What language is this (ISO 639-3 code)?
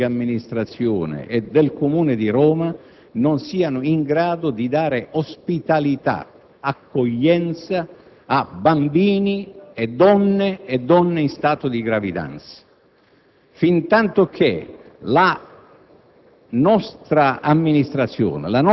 ita